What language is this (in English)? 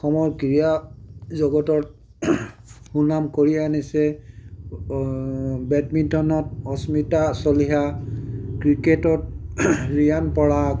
Assamese